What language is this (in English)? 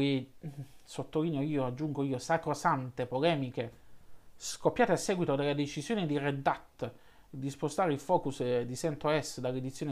Italian